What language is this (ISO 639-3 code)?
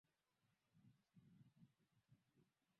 swa